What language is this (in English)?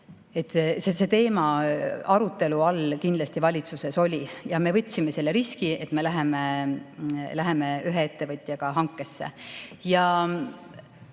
Estonian